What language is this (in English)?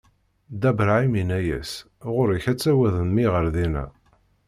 Kabyle